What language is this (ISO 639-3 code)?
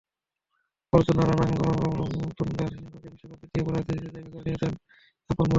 ben